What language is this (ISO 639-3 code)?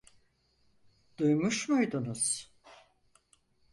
tur